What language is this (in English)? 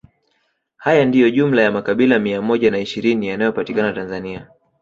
Swahili